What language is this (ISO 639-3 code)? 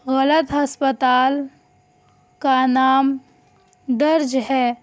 urd